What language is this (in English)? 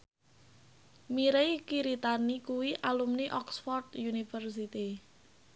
Javanese